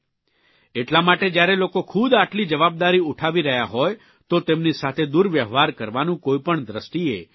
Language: Gujarati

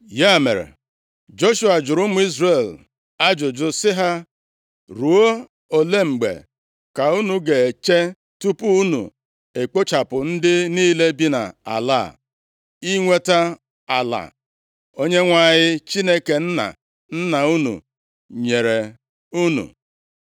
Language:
Igbo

